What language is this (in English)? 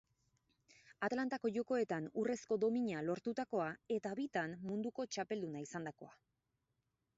Basque